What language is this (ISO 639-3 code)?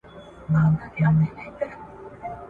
pus